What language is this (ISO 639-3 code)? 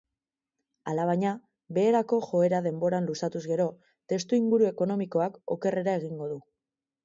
eus